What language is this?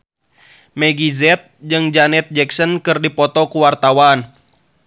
Sundanese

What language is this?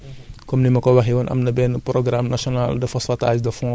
Wolof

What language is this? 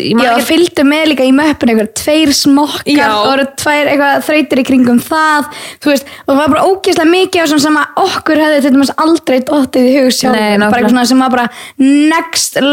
Danish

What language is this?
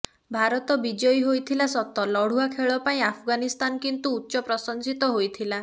Odia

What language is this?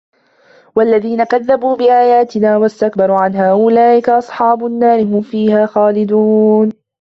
Arabic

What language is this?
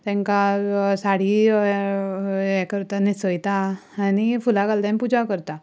Konkani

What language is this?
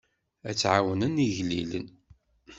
Kabyle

